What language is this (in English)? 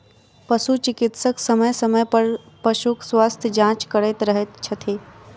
Maithili